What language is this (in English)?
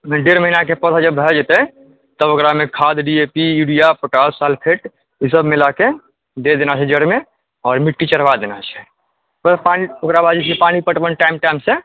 Maithili